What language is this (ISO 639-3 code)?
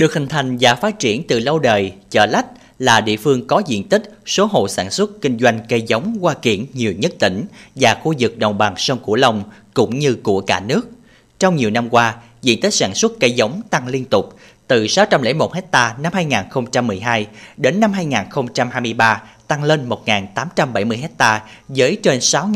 vie